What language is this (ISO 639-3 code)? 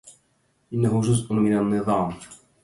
ara